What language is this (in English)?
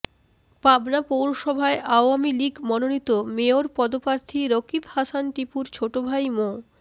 Bangla